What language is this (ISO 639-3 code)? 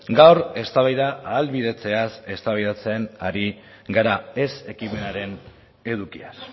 eus